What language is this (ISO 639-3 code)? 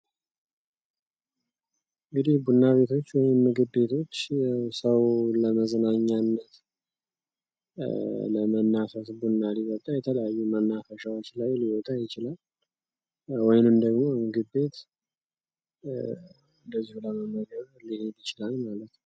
amh